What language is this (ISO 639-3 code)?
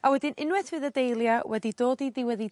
cym